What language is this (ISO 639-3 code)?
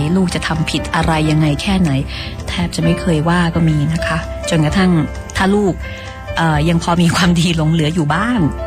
tha